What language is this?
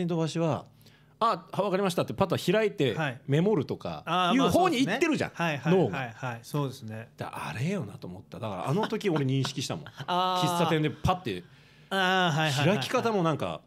Japanese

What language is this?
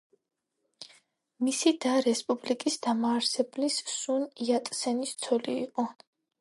Georgian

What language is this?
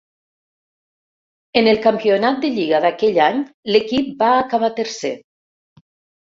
Catalan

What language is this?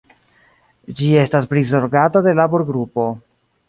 Esperanto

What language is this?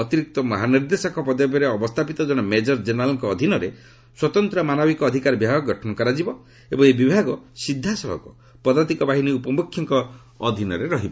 Odia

